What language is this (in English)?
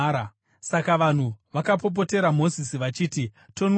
Shona